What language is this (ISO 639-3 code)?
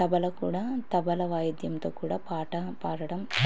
tel